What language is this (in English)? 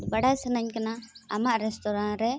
Santali